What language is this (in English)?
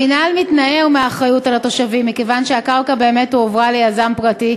Hebrew